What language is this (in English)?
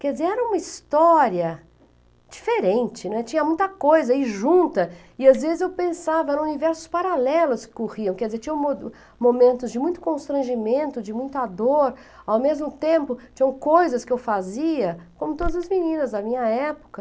Portuguese